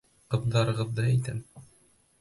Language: Bashkir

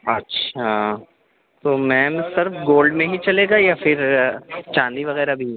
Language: Urdu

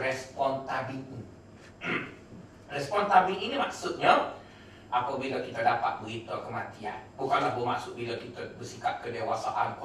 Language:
Malay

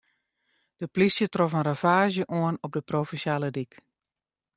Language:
Western Frisian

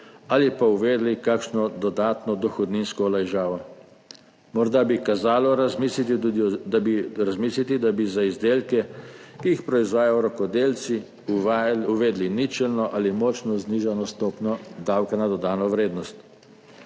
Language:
Slovenian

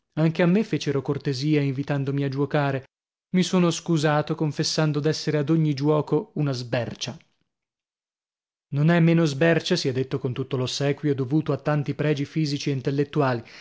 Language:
Italian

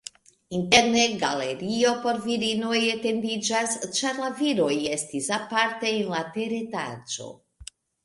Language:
Esperanto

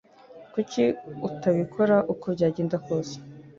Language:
Kinyarwanda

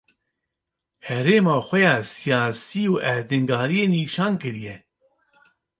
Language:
Kurdish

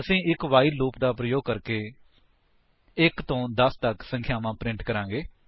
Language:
Punjabi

